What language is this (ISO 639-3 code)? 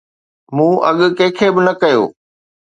snd